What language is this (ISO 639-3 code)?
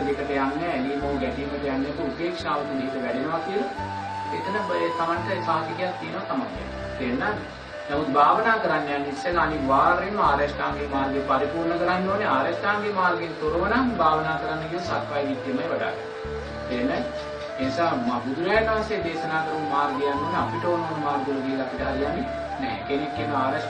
sin